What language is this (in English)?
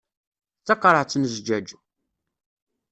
Kabyle